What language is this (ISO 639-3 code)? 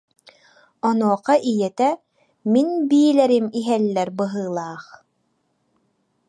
sah